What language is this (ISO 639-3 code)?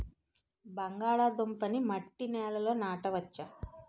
tel